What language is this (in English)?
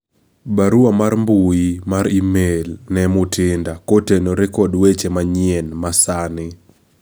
Luo (Kenya and Tanzania)